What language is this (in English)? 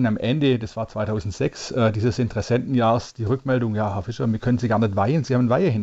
German